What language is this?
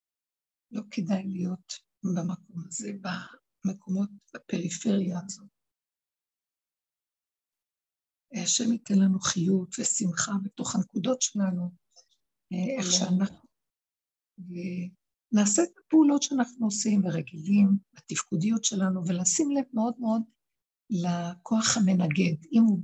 Hebrew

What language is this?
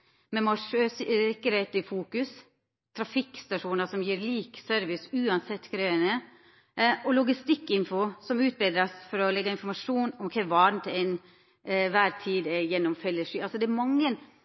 Norwegian Nynorsk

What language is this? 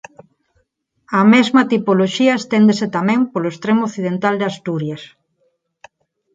Galician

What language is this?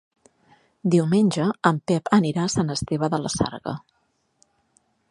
Catalan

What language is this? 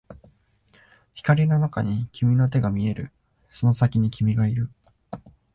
Japanese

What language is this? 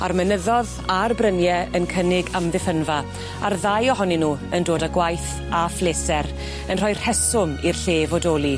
Welsh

